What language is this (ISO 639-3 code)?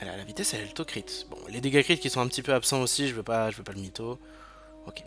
fra